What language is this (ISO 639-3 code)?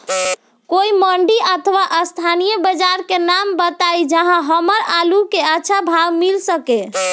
bho